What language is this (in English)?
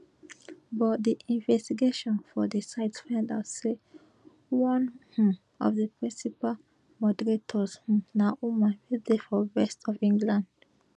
Nigerian Pidgin